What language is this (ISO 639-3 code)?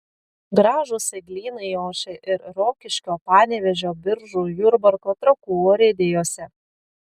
lit